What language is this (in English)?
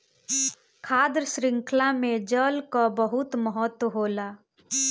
Bhojpuri